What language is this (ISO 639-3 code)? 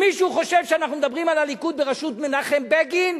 heb